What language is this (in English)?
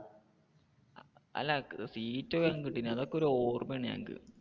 Malayalam